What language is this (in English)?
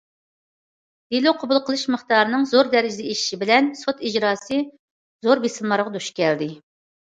Uyghur